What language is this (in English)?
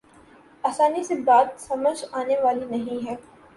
Urdu